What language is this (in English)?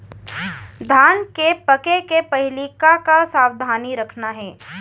Chhattisgarhi